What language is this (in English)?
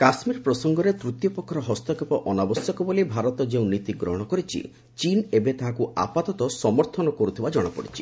Odia